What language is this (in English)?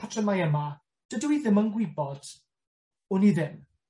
Welsh